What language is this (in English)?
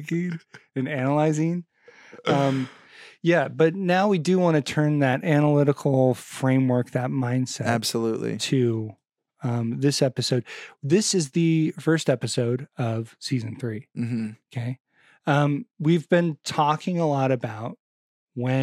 English